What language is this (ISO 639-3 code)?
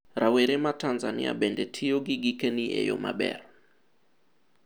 luo